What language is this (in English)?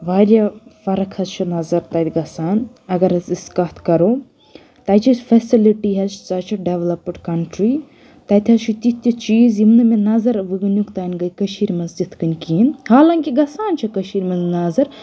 Kashmiri